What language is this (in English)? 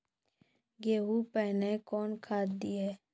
Maithili